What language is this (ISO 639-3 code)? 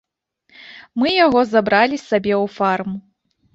bel